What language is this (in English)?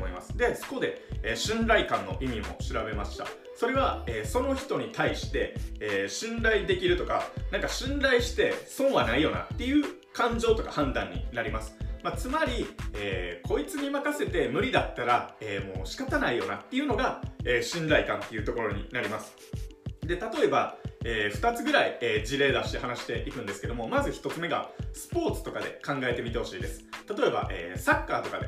Japanese